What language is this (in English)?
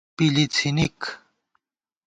Gawar-Bati